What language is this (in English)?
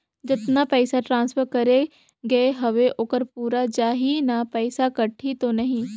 Chhattisgarhi